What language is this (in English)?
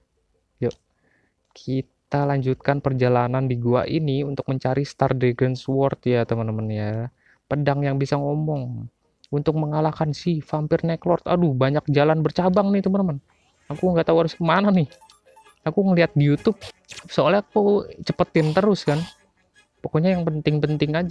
Indonesian